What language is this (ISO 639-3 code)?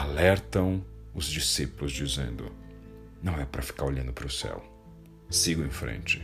por